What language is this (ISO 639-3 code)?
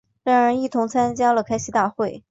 zho